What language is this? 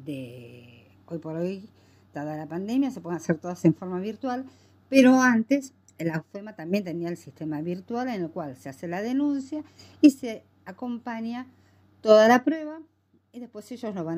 Spanish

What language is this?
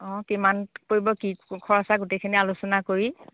Assamese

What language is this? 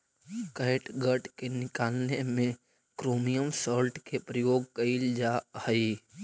Magahi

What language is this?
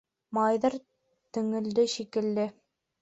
Bashkir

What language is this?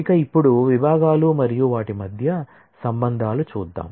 Telugu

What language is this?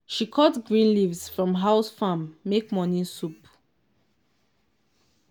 Nigerian Pidgin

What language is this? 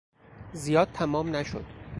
Persian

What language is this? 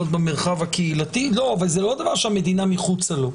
Hebrew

